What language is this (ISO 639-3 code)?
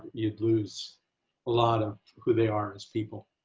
eng